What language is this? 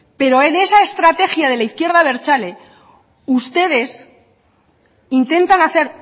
Spanish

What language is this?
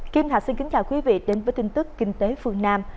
Vietnamese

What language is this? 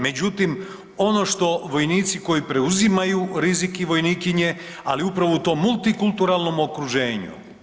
Croatian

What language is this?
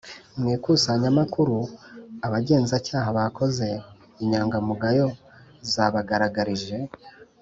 Kinyarwanda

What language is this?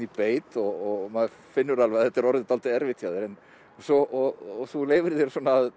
Icelandic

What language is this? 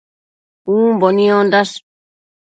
Matsés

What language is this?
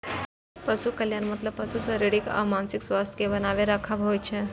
Maithili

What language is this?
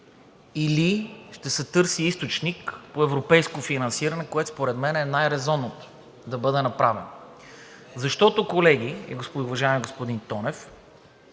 Bulgarian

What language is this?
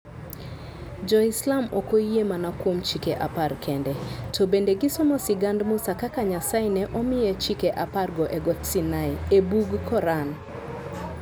Luo (Kenya and Tanzania)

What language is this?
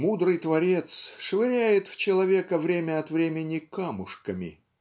Russian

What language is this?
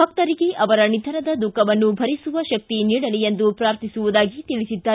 Kannada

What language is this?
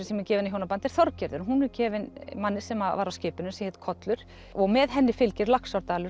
Icelandic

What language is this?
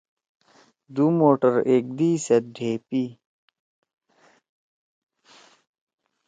Torwali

